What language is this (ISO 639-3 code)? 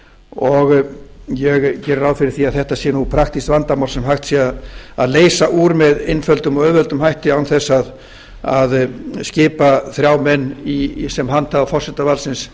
isl